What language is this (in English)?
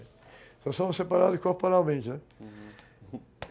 Portuguese